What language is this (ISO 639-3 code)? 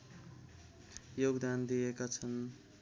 nep